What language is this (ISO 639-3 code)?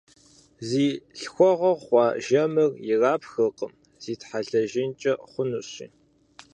kbd